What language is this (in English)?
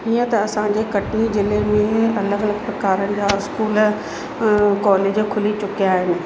Sindhi